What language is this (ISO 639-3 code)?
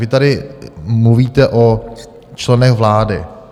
ces